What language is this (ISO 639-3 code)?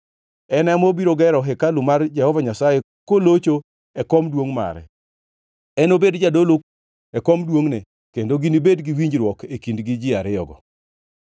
luo